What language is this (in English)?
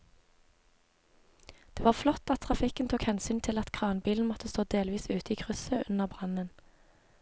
Norwegian